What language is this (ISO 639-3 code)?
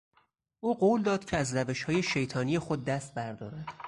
fas